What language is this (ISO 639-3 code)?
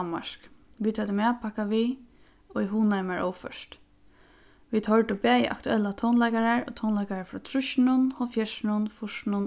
fao